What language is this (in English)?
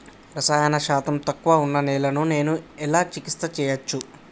Telugu